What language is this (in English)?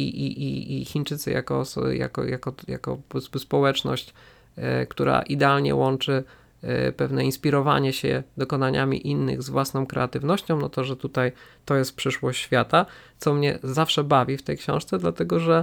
Polish